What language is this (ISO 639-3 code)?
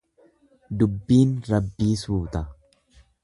orm